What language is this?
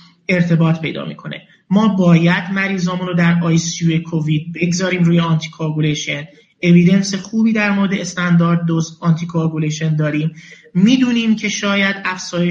Persian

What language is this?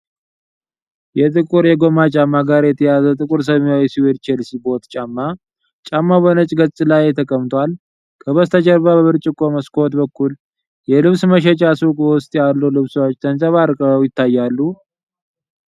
Amharic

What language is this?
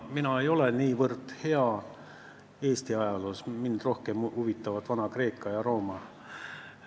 Estonian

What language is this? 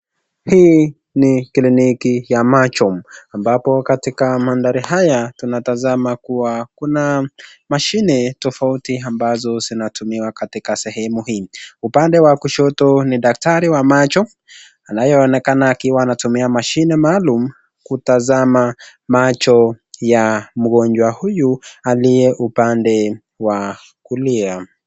Swahili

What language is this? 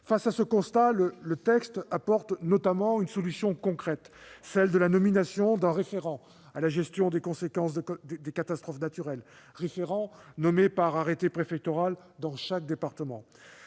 French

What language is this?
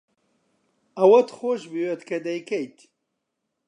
Central Kurdish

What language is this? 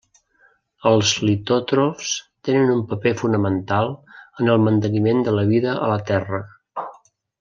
Catalan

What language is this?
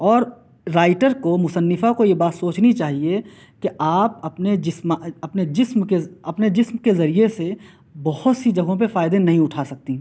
Urdu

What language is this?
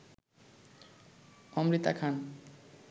Bangla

